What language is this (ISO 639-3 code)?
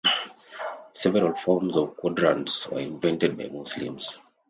eng